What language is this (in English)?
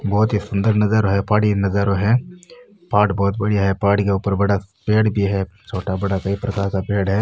Rajasthani